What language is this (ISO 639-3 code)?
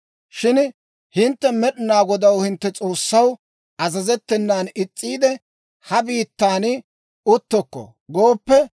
dwr